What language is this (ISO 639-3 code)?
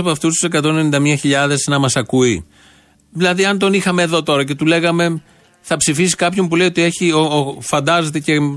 ell